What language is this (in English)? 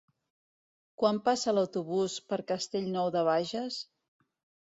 Catalan